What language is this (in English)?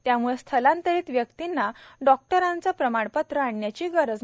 Marathi